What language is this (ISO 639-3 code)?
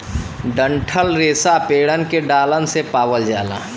bho